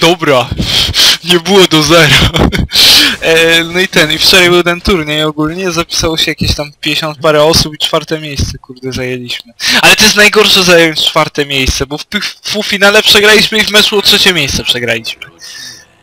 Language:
Polish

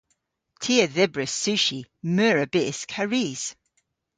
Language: Cornish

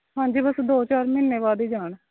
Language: Punjabi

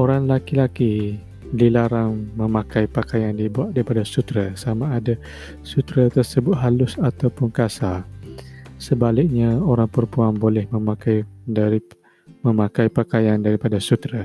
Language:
Malay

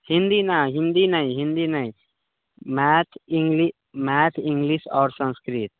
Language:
Maithili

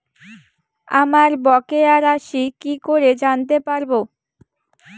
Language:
Bangla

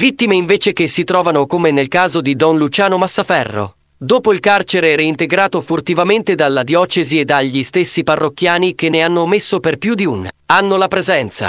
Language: Italian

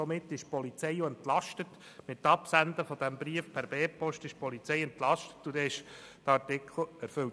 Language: Swiss German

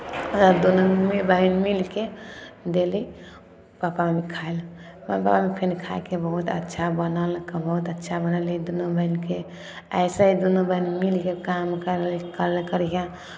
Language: Maithili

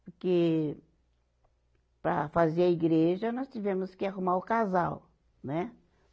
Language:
Portuguese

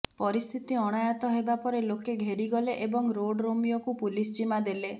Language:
Odia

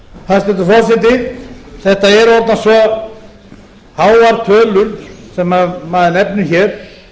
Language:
Icelandic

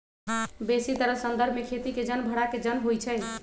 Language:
Magahi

